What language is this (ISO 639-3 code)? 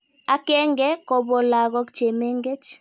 kln